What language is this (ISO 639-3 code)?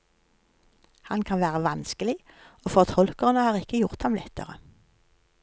nor